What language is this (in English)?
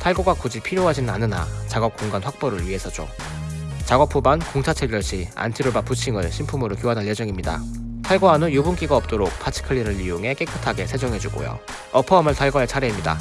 Korean